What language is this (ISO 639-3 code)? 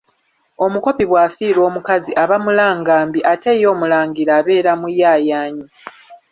lug